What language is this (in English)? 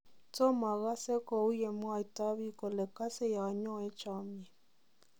Kalenjin